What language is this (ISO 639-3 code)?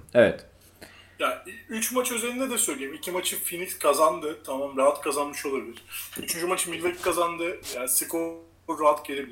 tur